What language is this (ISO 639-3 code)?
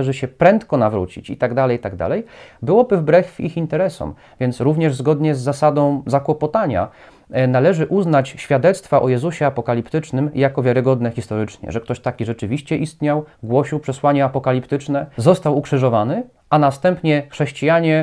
pol